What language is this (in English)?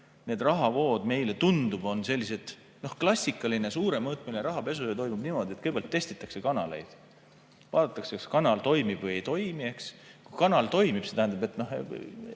Estonian